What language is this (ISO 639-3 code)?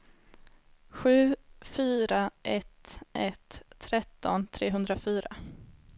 swe